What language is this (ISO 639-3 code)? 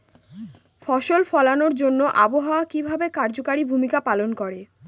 ben